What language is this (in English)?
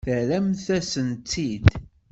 Kabyle